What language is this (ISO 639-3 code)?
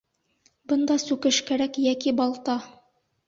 bak